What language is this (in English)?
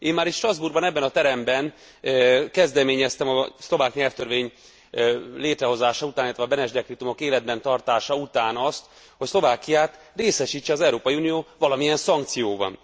Hungarian